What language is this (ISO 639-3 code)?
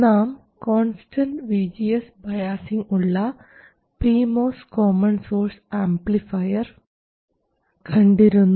mal